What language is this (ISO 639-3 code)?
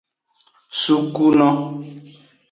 ajg